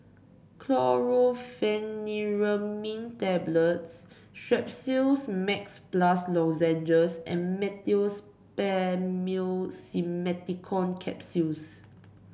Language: English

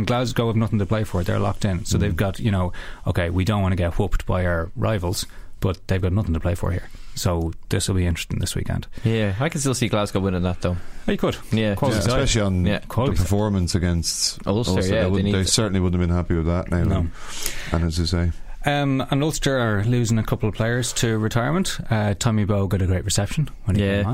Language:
English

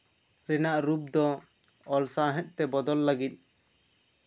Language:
Santali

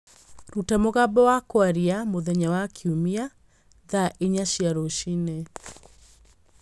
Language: Kikuyu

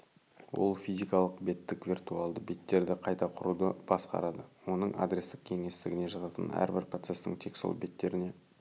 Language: Kazakh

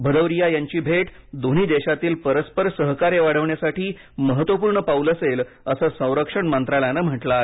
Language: Marathi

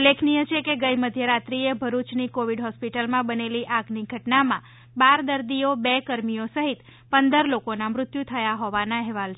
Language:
Gujarati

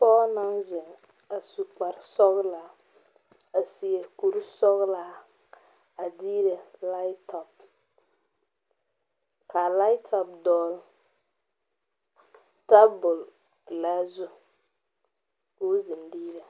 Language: Southern Dagaare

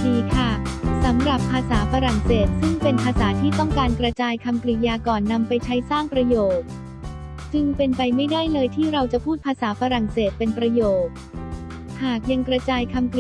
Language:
Thai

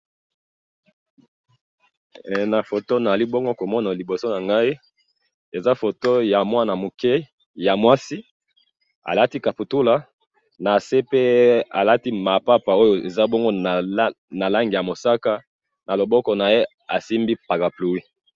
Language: Lingala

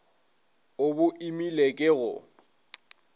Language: Northern Sotho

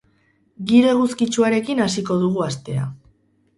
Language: Basque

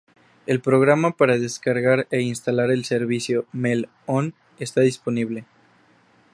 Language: Spanish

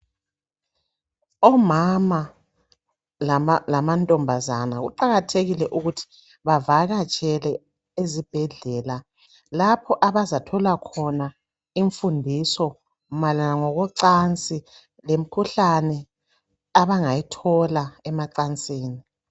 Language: North Ndebele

